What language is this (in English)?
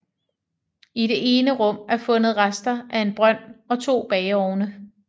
Danish